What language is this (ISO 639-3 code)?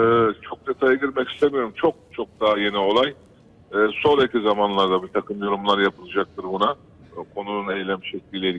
tur